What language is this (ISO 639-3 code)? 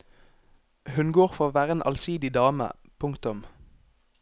nor